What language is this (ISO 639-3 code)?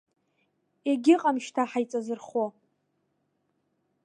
abk